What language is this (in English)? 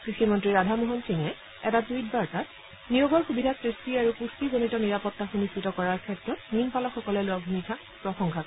Assamese